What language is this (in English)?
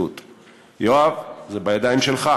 Hebrew